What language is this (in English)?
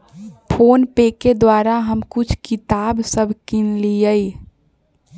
Magahi